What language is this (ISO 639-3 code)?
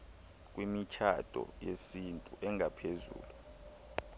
xho